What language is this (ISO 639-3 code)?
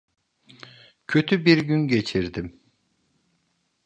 tur